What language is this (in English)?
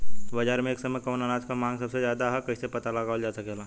Bhojpuri